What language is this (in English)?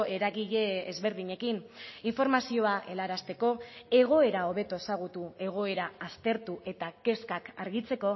Basque